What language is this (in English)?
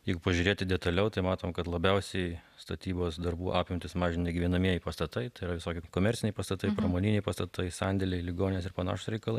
Lithuanian